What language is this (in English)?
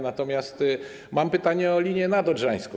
Polish